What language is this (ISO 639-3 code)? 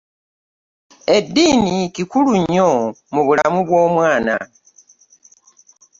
lug